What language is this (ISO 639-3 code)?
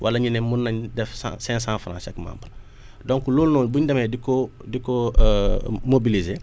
wol